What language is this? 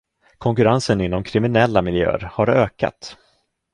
Swedish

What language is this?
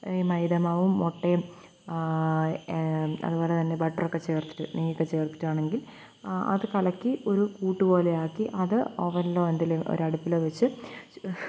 Malayalam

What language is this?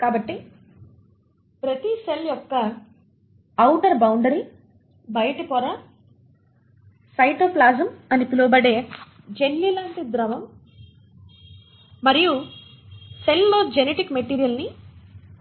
Telugu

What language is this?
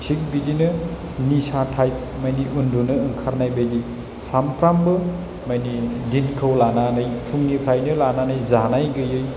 Bodo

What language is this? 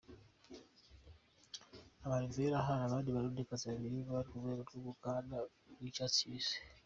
Kinyarwanda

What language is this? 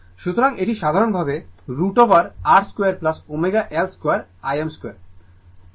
Bangla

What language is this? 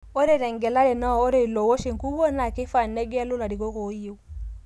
Masai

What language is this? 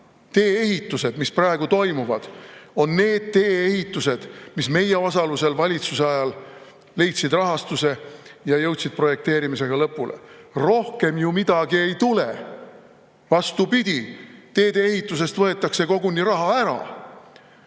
Estonian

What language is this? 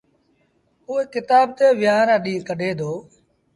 Sindhi Bhil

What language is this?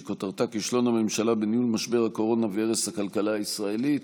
Hebrew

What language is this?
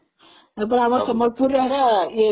Odia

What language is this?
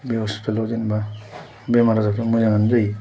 Bodo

